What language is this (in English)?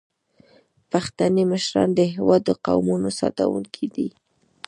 Pashto